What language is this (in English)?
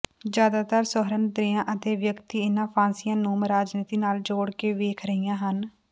Punjabi